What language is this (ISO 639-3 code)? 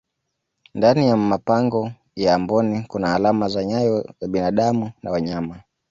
swa